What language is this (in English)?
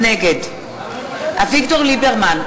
Hebrew